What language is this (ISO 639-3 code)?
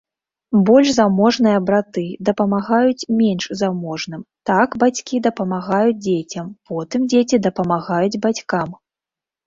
bel